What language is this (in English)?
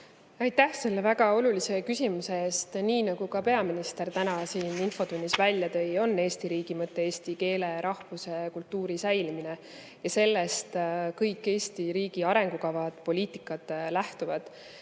Estonian